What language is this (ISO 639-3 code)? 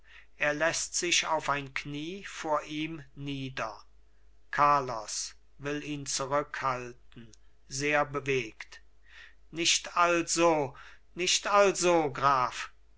deu